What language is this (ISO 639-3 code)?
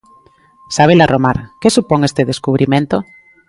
glg